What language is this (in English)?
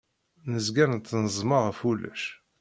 Kabyle